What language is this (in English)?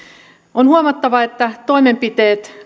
Finnish